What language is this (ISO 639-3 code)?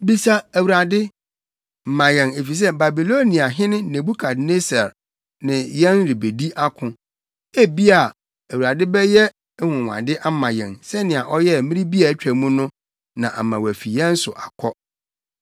aka